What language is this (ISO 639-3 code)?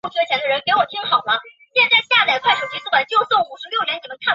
zho